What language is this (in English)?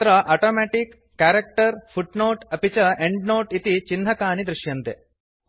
Sanskrit